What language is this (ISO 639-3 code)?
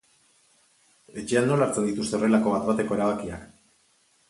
eus